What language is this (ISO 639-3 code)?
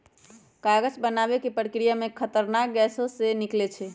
mag